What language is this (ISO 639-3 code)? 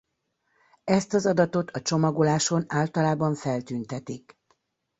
hun